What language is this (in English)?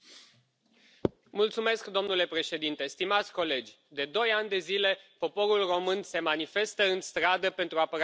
Romanian